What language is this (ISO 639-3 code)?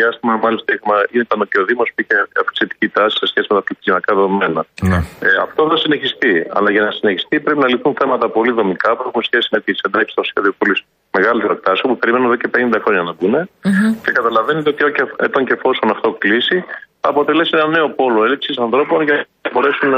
ell